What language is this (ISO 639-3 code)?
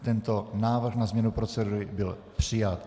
ces